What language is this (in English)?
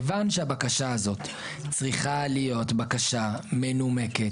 Hebrew